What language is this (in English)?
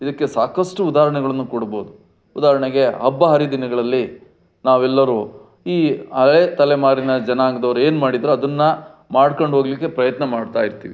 Kannada